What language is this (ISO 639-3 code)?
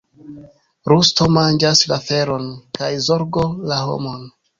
epo